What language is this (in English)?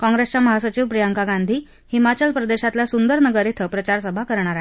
Marathi